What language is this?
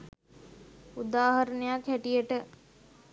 Sinhala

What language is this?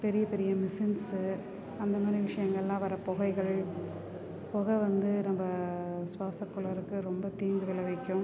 Tamil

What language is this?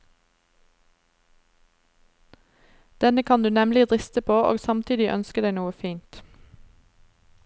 Norwegian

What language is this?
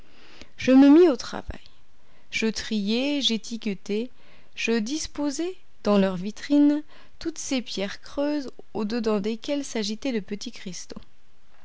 French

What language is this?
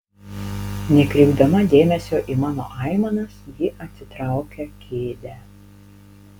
Lithuanian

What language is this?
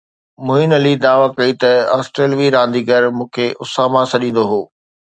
Sindhi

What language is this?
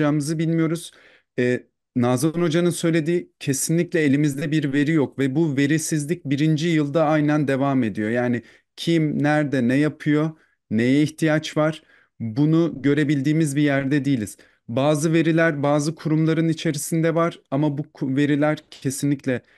Turkish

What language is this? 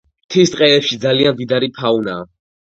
Georgian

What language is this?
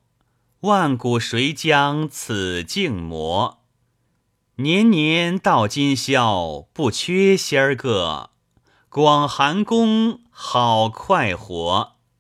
Chinese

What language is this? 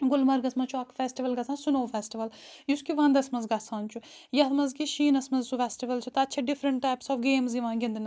Kashmiri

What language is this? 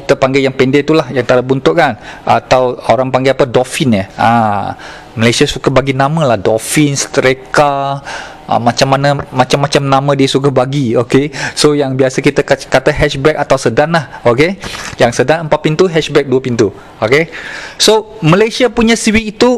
Malay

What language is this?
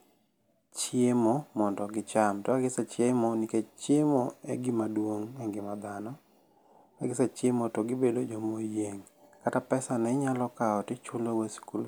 Luo (Kenya and Tanzania)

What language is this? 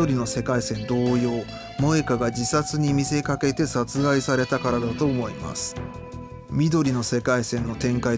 Japanese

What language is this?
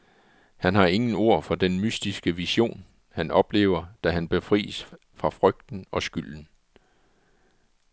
Danish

